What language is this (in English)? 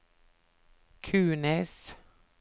Norwegian